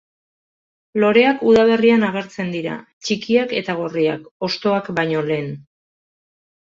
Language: Basque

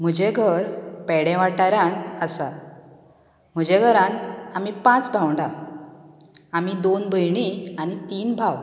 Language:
Konkani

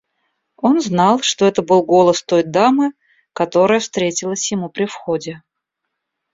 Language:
Russian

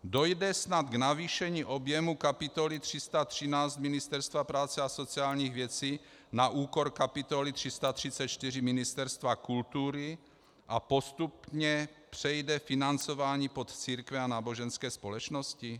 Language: Czech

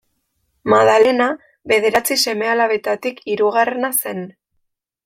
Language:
Basque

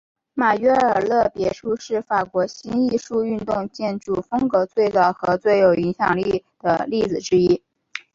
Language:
Chinese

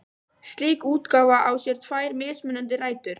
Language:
Icelandic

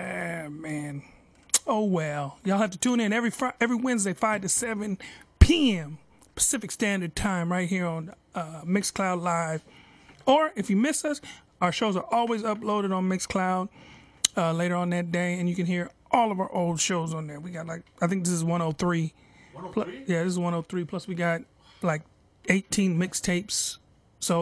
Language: English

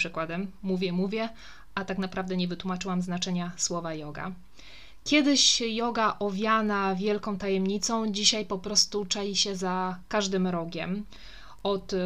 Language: Polish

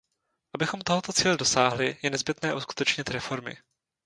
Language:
Czech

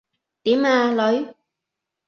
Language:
Cantonese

